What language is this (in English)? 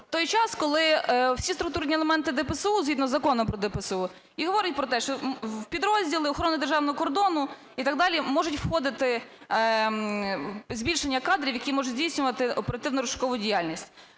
Ukrainian